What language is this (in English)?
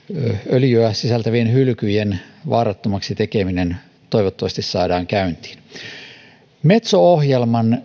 Finnish